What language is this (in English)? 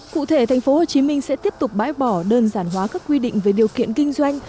Vietnamese